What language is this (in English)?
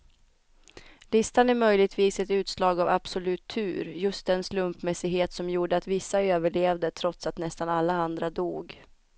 Swedish